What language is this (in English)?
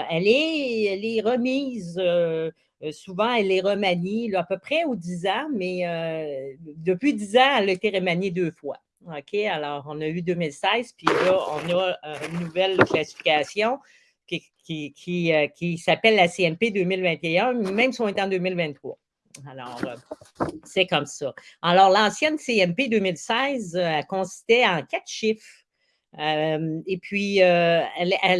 French